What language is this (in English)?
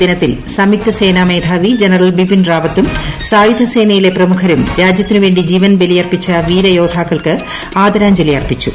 Malayalam